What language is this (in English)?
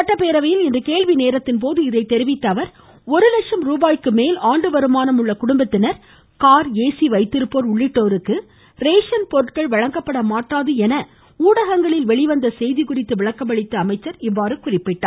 Tamil